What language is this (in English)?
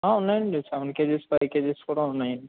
Telugu